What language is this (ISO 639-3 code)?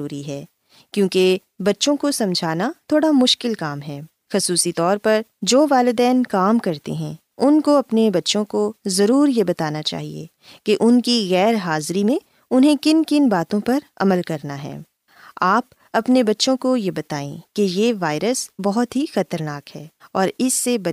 urd